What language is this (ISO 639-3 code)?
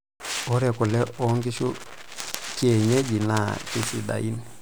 mas